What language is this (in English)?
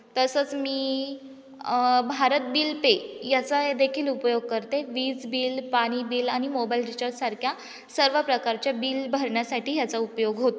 Marathi